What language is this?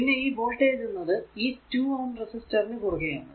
Malayalam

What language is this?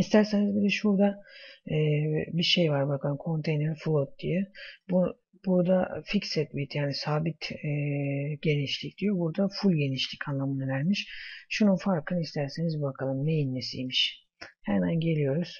Turkish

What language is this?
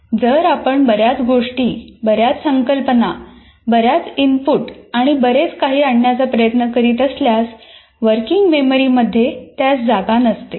Marathi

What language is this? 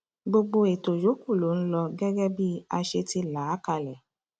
Yoruba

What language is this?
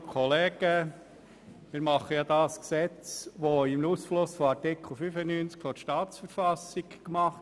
Swiss German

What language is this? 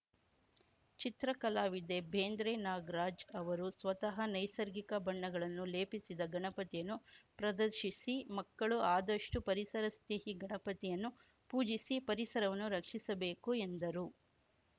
Kannada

